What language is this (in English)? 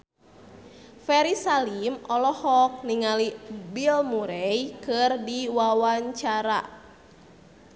Sundanese